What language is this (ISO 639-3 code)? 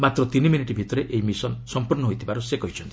ori